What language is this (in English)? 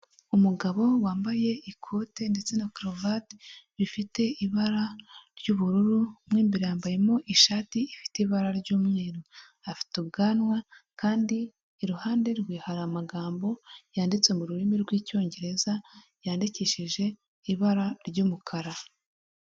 Kinyarwanda